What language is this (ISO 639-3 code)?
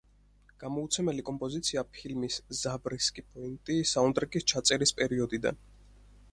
kat